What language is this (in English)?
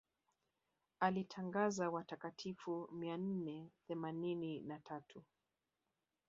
Swahili